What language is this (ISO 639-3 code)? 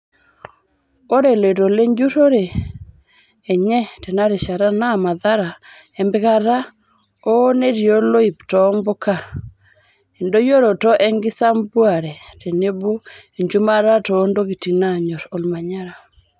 mas